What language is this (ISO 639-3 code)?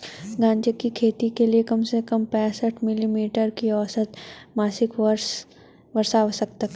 hin